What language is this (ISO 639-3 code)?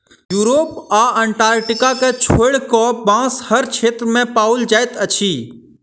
mai